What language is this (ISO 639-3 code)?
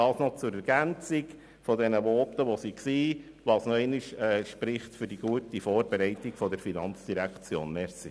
gsw